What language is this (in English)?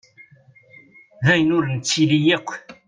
Kabyle